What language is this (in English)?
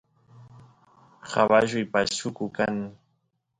Santiago del Estero Quichua